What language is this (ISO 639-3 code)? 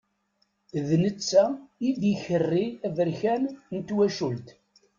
kab